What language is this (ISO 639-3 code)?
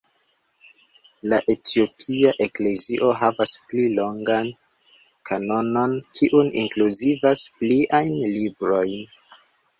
epo